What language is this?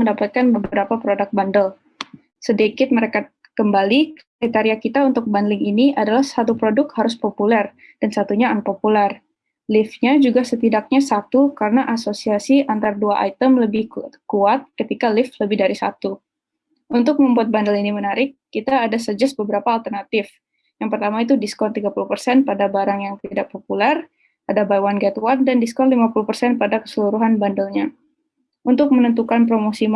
Indonesian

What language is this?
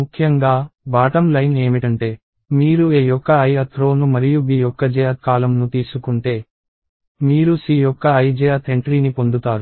Telugu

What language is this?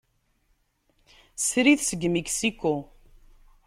Kabyle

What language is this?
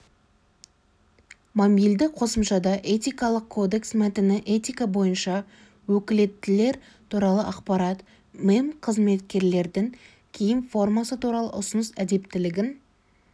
Kazakh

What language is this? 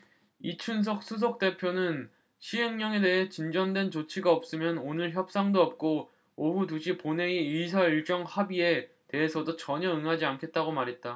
Korean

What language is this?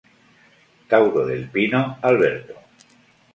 Spanish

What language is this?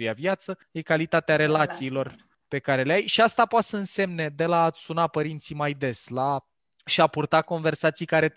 Romanian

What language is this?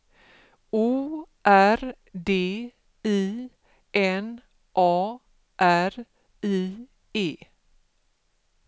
Swedish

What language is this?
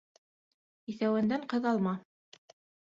Bashkir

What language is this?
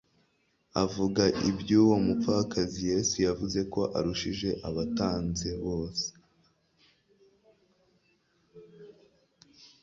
Kinyarwanda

